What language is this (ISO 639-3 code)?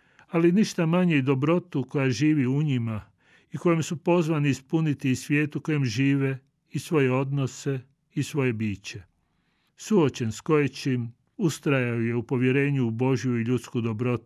hrv